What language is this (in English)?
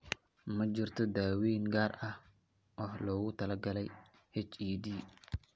Somali